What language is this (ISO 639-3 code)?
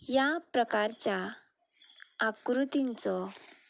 kok